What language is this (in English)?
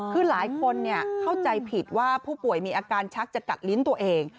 Thai